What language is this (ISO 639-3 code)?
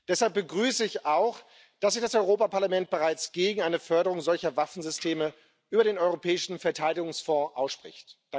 deu